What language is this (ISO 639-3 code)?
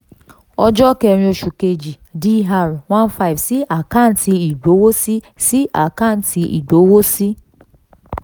yor